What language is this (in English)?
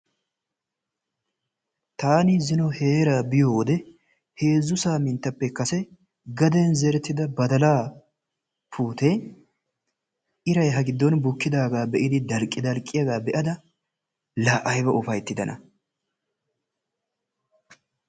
Wolaytta